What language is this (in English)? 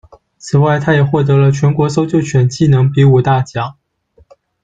Chinese